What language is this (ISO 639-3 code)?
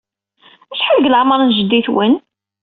kab